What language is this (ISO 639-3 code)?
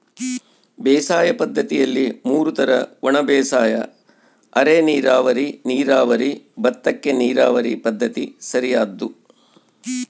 kan